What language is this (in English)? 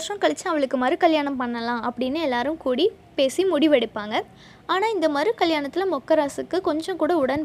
Tamil